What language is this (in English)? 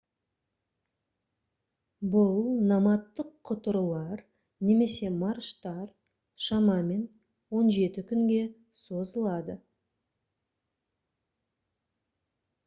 Kazakh